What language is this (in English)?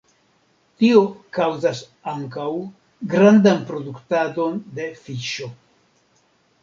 Esperanto